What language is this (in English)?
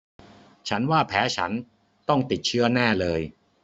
Thai